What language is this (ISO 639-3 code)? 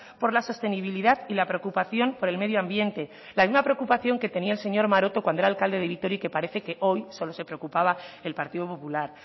spa